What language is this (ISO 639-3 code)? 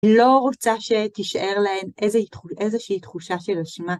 heb